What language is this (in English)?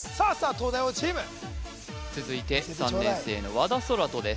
Japanese